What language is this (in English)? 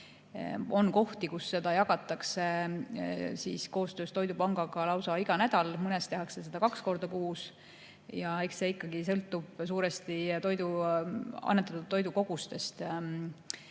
Estonian